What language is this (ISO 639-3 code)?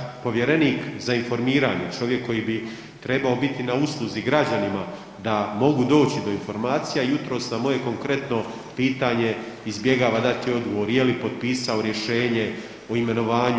hrv